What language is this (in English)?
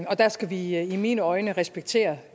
Danish